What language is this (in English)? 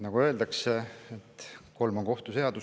Estonian